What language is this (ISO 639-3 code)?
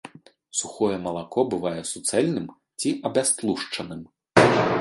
bel